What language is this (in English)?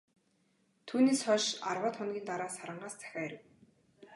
Mongolian